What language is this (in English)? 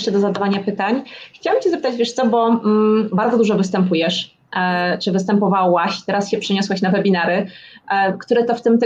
Polish